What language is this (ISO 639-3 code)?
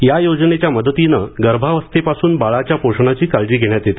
mar